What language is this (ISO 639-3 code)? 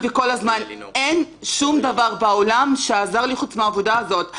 heb